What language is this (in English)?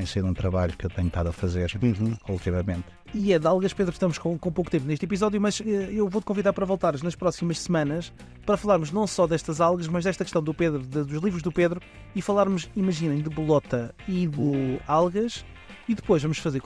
Portuguese